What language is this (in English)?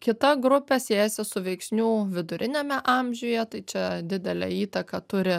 Lithuanian